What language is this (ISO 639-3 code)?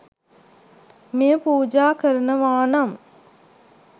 sin